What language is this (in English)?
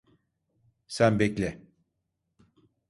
Turkish